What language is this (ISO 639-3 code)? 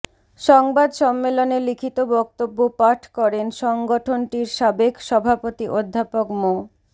ben